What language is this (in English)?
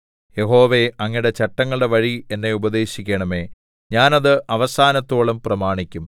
Malayalam